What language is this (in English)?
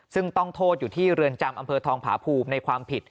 Thai